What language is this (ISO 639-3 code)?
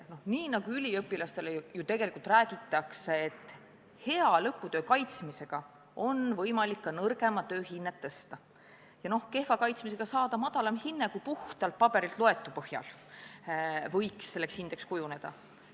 est